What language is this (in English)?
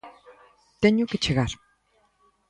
Galician